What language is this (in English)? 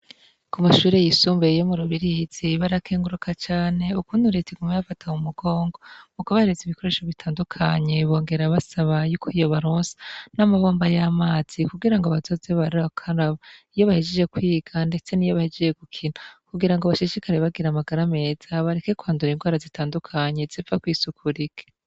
Rundi